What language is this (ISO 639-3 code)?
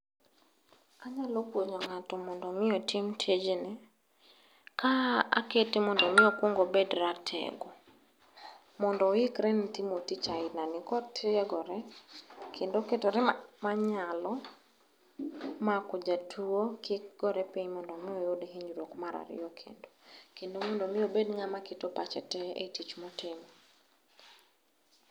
luo